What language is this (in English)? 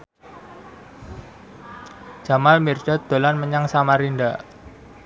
Javanese